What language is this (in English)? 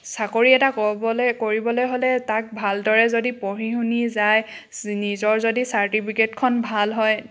Assamese